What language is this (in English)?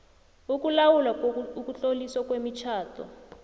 South Ndebele